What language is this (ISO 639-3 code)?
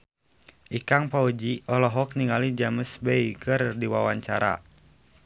sun